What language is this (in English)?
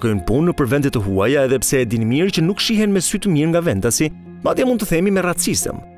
Romanian